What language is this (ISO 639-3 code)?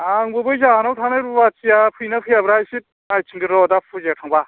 brx